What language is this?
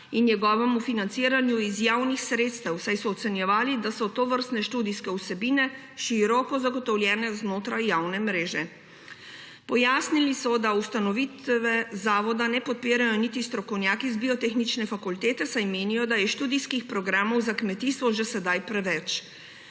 Slovenian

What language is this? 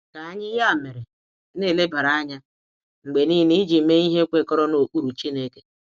Igbo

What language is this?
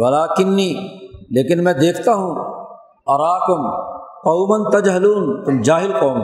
Urdu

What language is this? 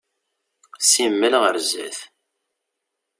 Kabyle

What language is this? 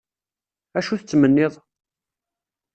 Kabyle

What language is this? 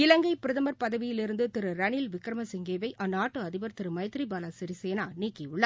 Tamil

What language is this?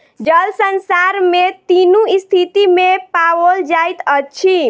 Maithili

